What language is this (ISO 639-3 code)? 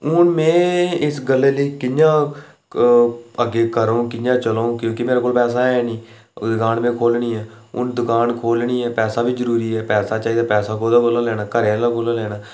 doi